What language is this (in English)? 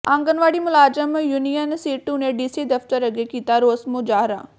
Punjabi